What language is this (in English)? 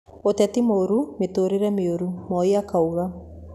Kikuyu